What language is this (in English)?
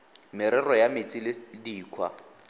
Tswana